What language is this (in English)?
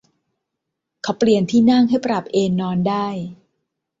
Thai